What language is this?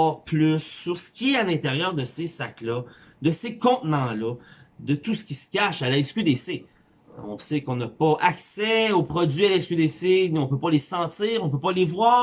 French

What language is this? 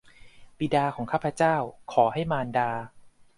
Thai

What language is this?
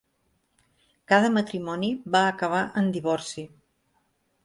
Catalan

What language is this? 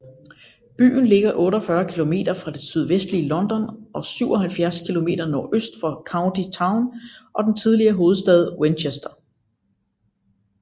Danish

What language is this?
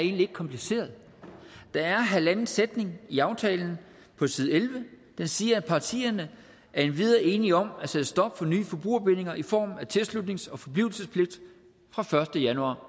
Danish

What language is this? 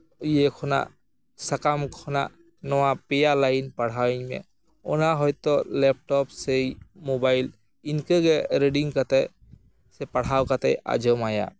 Santali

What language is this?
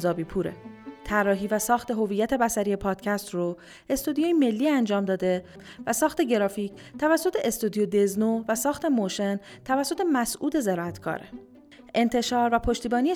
Persian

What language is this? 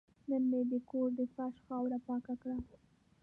Pashto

